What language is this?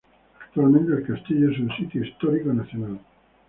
Spanish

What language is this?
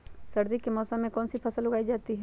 Magahi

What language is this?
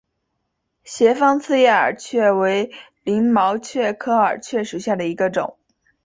Chinese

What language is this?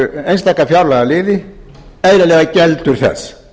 Icelandic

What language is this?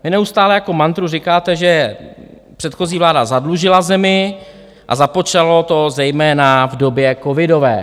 Czech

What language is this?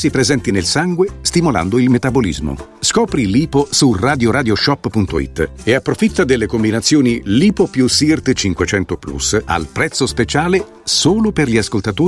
Italian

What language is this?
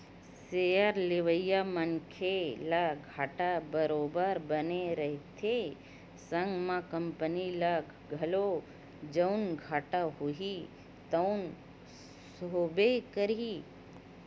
Chhattisgarhi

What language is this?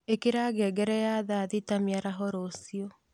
Kikuyu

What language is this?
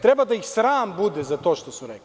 Serbian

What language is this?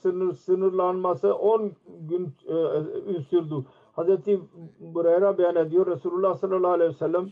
Turkish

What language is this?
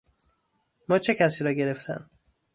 Persian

